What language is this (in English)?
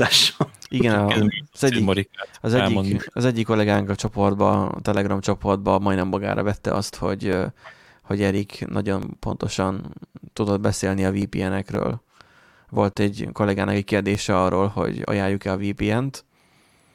Hungarian